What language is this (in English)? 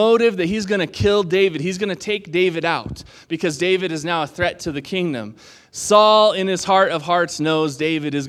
English